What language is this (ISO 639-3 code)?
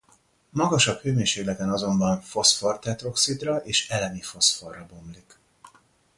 hun